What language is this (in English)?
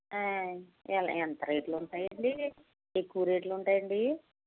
Telugu